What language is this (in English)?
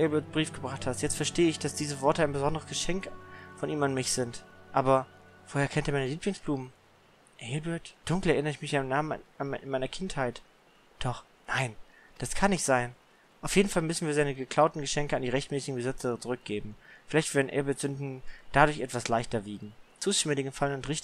German